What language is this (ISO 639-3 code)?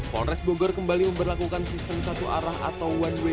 ind